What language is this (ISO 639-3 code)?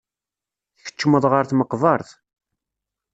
kab